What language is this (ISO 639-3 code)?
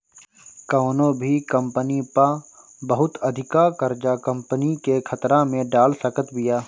bho